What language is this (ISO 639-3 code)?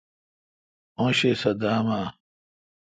xka